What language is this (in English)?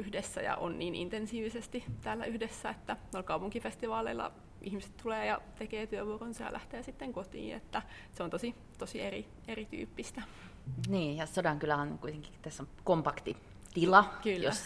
Finnish